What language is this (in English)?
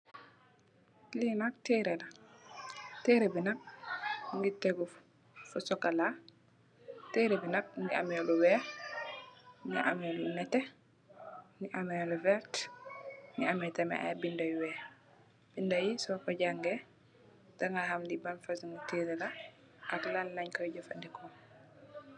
Wolof